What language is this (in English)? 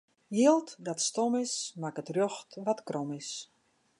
Western Frisian